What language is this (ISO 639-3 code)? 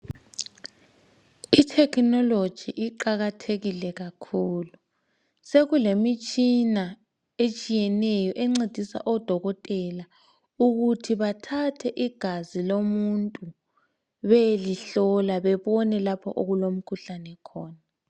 nde